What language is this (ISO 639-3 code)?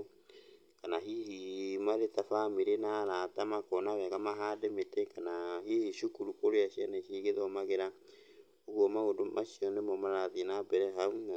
kik